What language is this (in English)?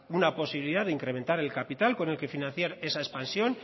Spanish